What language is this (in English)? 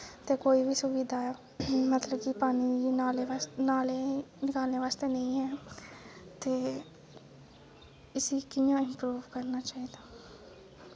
Dogri